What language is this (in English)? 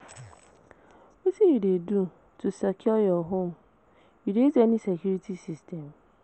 Nigerian Pidgin